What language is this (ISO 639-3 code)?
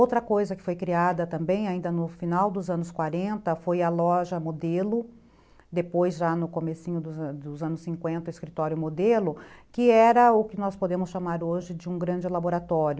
por